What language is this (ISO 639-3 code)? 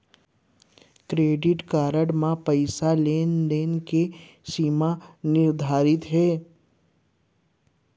hne